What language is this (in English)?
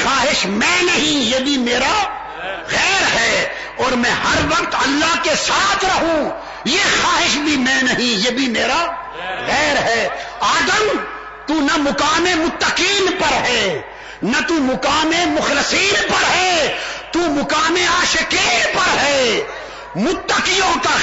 Urdu